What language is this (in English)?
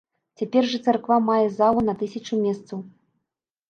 Belarusian